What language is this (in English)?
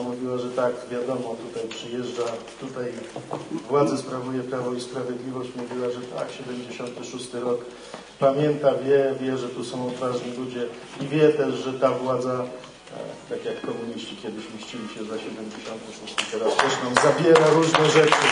Polish